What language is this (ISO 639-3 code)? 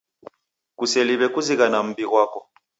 dav